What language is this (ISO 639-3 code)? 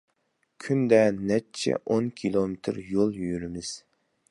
uig